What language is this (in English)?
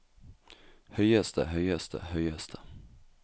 Norwegian